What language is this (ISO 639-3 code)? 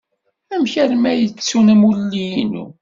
kab